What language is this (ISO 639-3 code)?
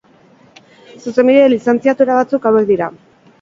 eus